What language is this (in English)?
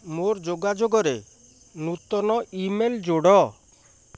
Odia